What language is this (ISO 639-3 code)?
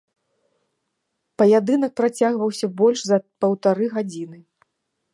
bel